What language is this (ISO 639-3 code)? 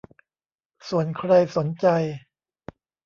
tha